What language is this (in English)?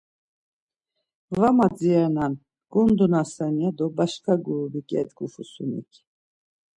Laz